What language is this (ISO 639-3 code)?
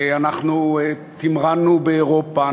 heb